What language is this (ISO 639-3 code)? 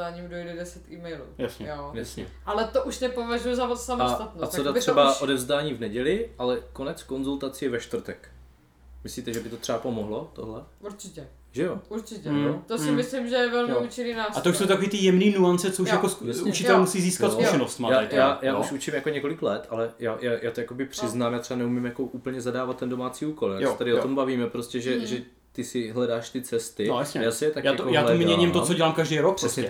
ces